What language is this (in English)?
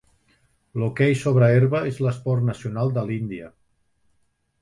Catalan